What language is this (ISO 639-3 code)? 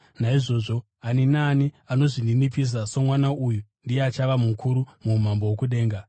sna